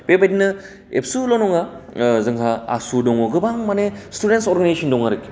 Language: Bodo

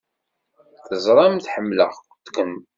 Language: Kabyle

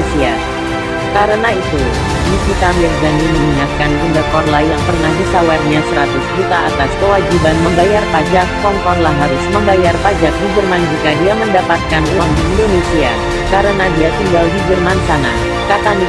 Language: Indonesian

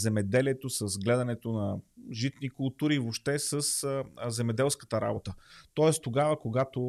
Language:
Bulgarian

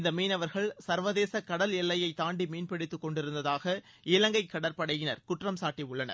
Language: Tamil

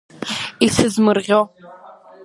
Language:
Abkhazian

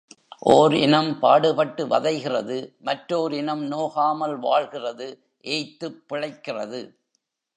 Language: Tamil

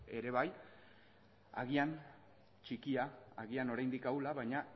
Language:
Basque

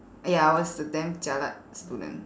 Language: English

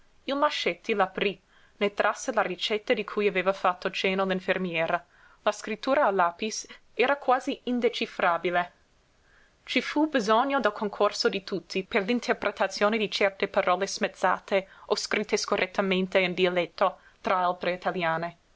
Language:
Italian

